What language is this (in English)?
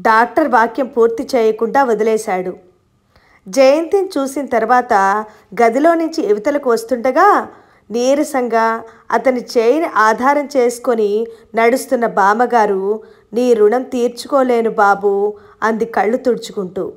Telugu